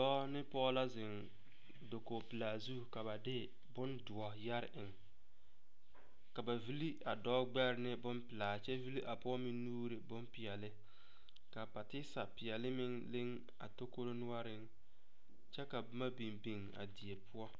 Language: Southern Dagaare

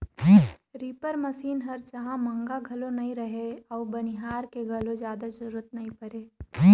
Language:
Chhattisgarhi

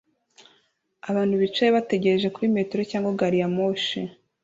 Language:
Kinyarwanda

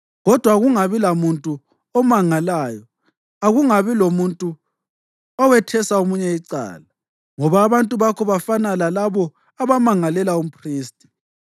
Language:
North Ndebele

